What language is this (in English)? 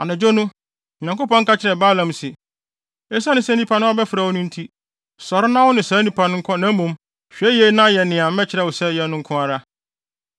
Akan